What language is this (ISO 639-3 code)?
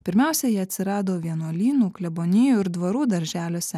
lit